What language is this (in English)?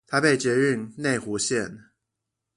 Chinese